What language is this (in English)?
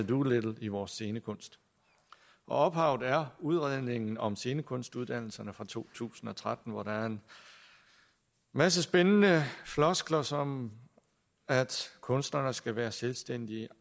Danish